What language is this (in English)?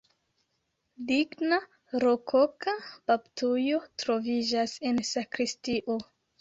Esperanto